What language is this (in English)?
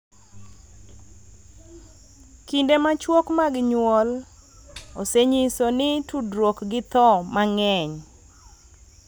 Luo (Kenya and Tanzania)